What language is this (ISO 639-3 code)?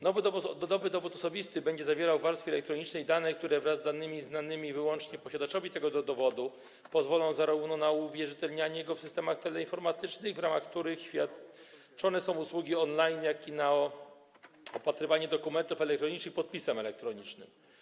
pol